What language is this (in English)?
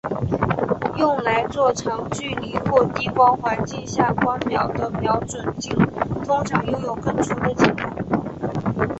Chinese